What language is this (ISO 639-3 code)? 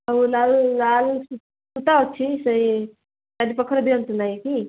ori